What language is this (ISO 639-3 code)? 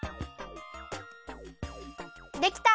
jpn